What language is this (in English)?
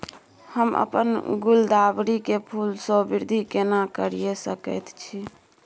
Maithili